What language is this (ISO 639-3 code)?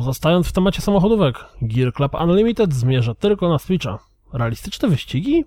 pol